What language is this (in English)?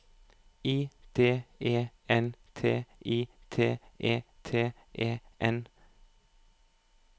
Norwegian